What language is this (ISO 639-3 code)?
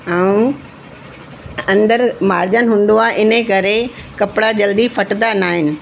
snd